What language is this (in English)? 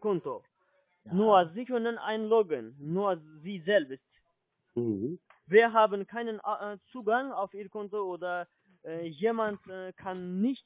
German